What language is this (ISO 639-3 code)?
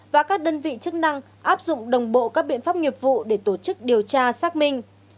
vie